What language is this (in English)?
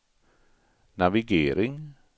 Swedish